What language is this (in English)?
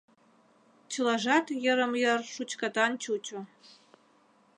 Mari